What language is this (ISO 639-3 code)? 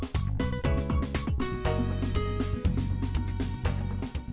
vie